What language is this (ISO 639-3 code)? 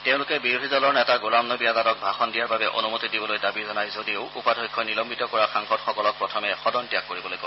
asm